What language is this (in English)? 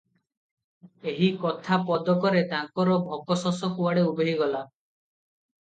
Odia